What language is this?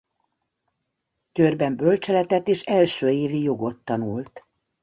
Hungarian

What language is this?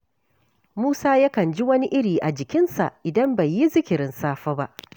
Hausa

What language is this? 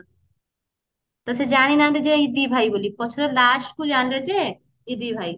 Odia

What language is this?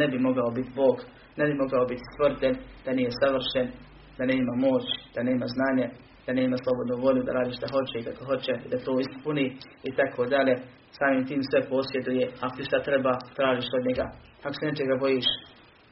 Croatian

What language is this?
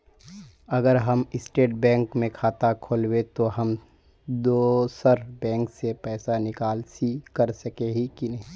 Magahi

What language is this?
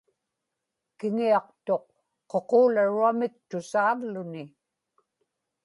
Inupiaq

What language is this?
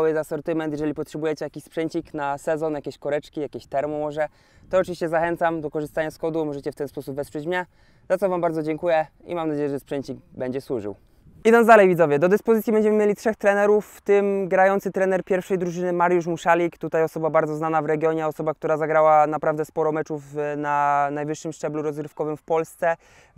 Polish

